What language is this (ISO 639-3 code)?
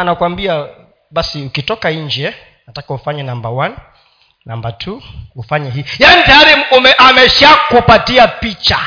swa